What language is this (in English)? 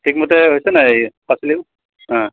Assamese